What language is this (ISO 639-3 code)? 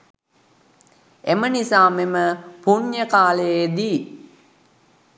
sin